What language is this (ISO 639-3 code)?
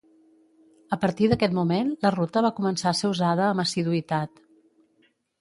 cat